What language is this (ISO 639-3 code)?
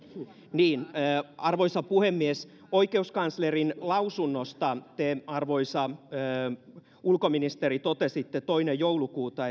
fin